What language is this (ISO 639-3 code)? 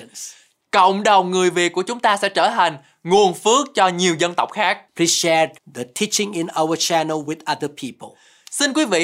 vie